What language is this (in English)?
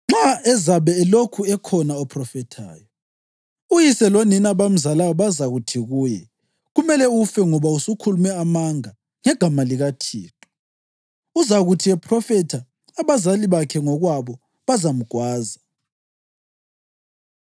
North Ndebele